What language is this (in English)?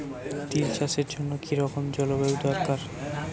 Bangla